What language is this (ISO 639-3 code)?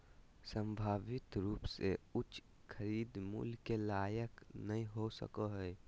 mag